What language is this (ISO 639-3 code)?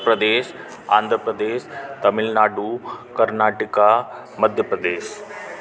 snd